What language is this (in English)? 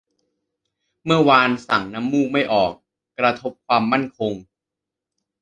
Thai